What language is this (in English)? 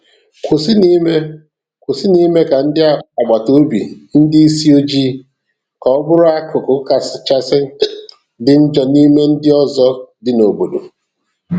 Igbo